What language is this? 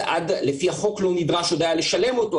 Hebrew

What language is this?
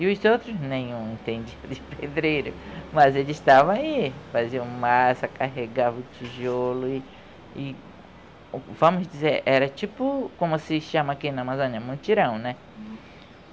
Portuguese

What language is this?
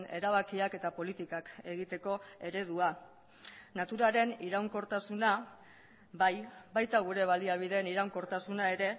Basque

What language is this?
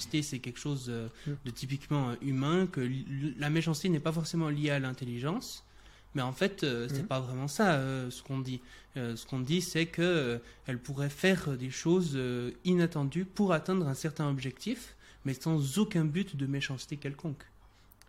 French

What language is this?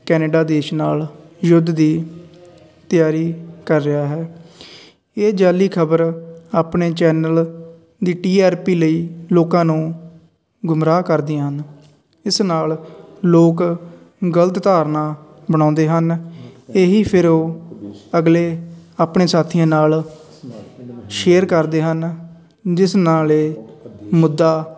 Punjabi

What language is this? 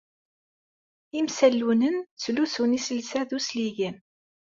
Kabyle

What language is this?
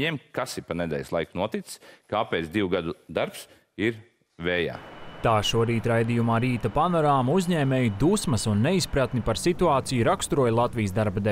Latvian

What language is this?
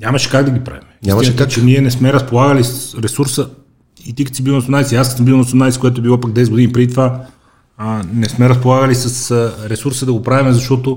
Bulgarian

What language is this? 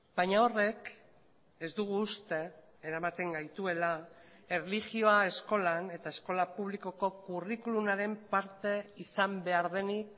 Basque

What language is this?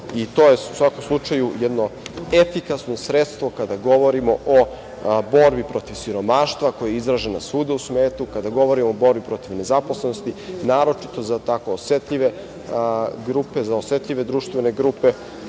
Serbian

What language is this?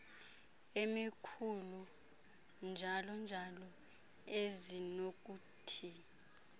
Xhosa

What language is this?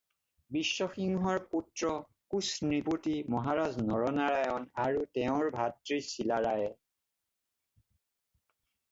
Assamese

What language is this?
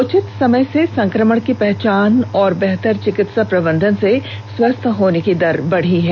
Hindi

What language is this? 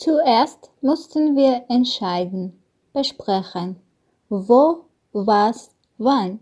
German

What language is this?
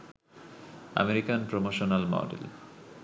Bangla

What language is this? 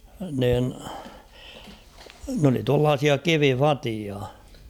Finnish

